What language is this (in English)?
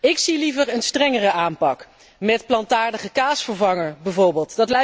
Dutch